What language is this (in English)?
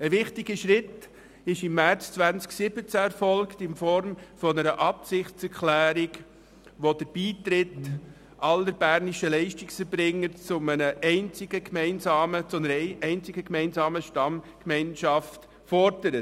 Swiss German